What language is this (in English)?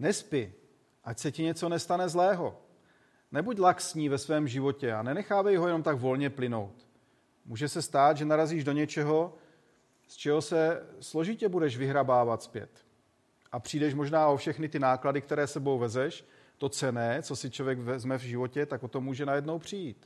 Czech